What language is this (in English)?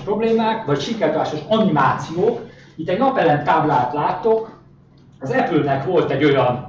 Hungarian